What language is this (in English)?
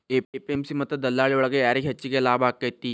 Kannada